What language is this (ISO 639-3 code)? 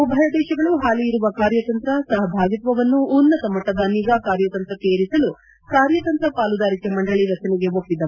kan